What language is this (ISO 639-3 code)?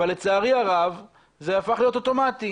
heb